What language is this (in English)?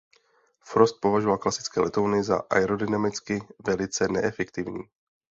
Czech